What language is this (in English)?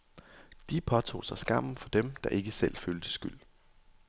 Danish